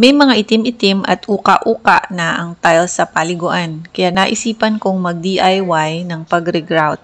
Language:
Filipino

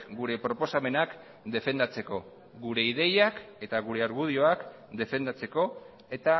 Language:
Basque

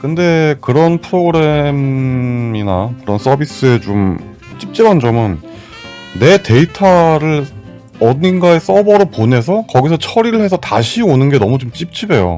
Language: Korean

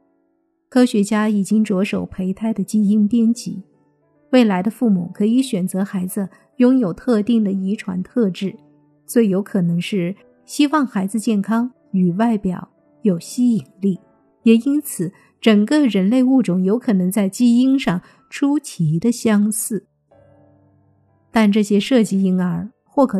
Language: Chinese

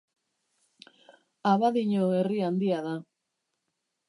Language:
Basque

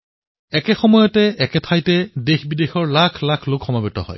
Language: Assamese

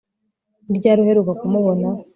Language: Kinyarwanda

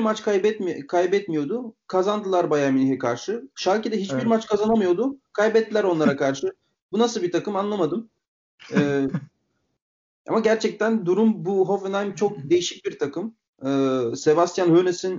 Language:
Turkish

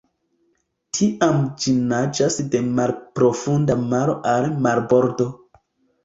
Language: Esperanto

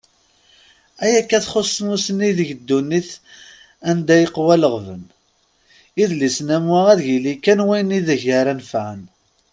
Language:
Kabyle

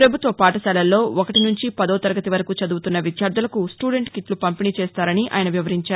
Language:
Telugu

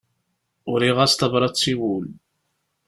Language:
Kabyle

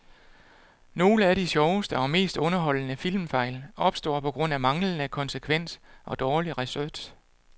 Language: Danish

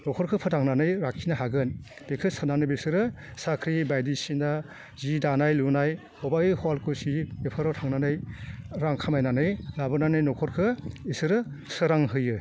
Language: Bodo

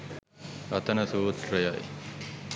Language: Sinhala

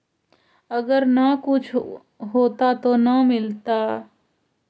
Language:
Magahi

